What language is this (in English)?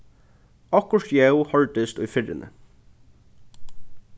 Faroese